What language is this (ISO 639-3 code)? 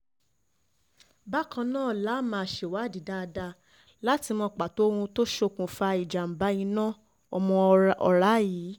yor